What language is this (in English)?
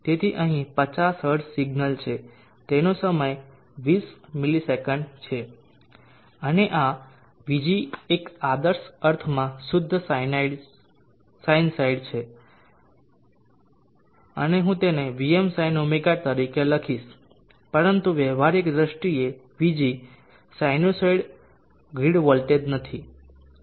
Gujarati